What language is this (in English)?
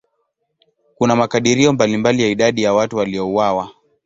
Swahili